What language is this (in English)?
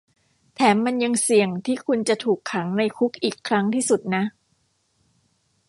Thai